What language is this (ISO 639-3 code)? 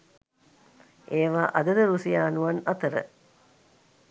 sin